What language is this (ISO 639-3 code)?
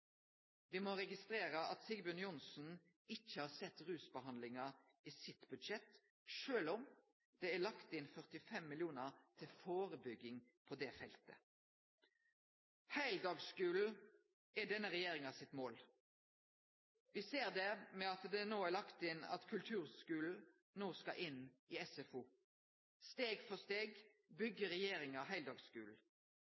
nno